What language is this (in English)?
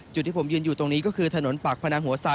Thai